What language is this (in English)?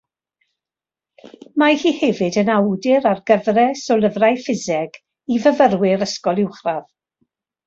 Welsh